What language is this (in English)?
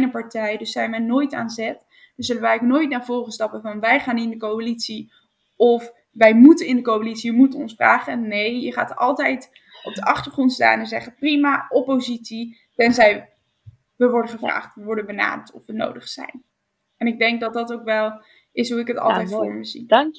Dutch